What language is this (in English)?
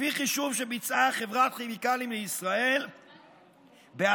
Hebrew